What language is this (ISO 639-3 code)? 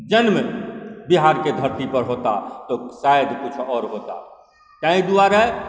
mai